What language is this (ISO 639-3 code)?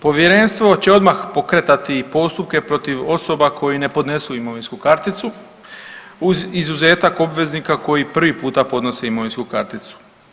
hrv